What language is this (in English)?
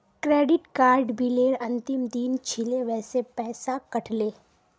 Magahi